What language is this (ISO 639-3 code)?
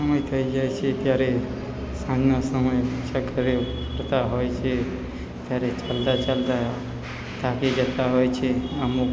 guj